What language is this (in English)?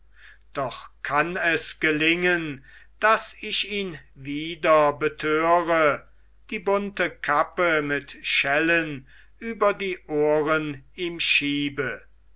German